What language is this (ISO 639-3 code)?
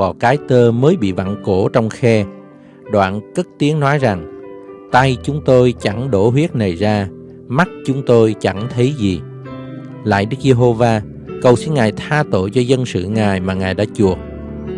vie